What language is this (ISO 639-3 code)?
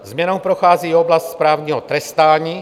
ces